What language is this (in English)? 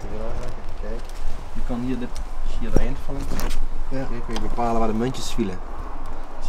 Dutch